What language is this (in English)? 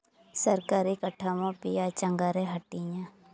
Santali